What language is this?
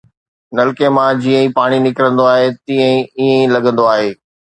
Sindhi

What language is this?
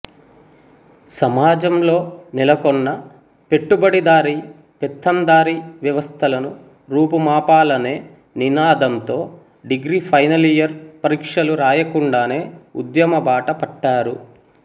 Telugu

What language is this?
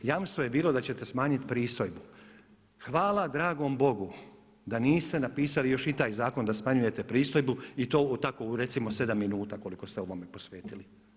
Croatian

